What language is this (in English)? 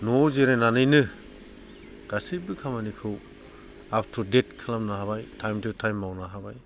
Bodo